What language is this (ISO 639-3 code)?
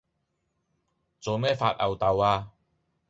yue